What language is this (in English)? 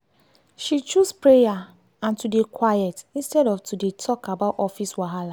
Nigerian Pidgin